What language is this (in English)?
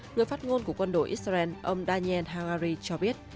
Vietnamese